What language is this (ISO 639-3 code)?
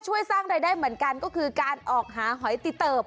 tha